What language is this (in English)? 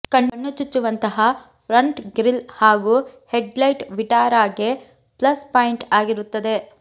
Kannada